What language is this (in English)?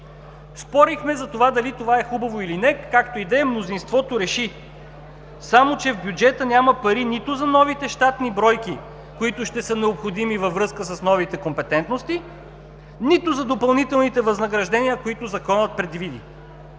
Bulgarian